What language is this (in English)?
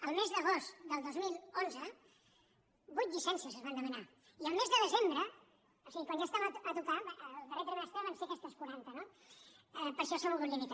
Catalan